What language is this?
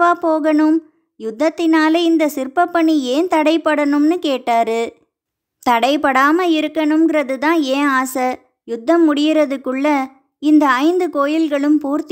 Arabic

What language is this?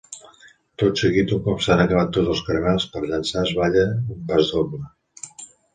Catalan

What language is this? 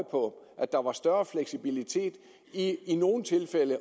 Danish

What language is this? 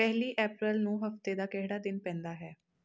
Punjabi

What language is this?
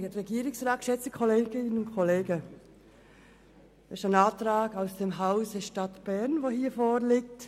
Swiss German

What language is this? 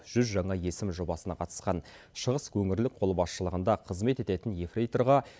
Kazakh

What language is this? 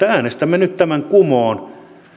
Finnish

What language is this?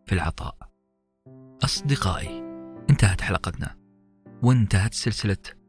Arabic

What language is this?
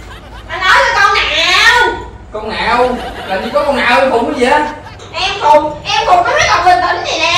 Vietnamese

